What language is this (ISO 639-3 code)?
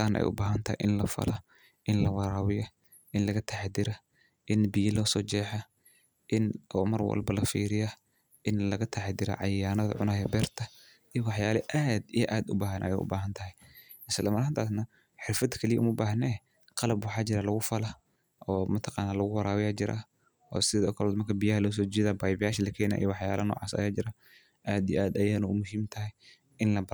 som